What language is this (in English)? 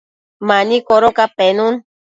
Matsés